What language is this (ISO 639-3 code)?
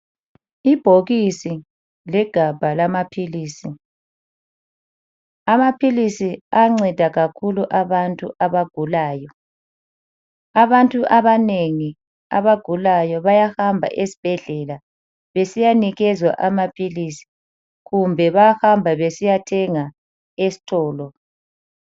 nde